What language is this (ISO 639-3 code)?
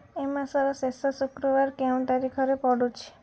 ori